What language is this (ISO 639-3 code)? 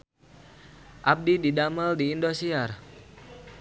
sun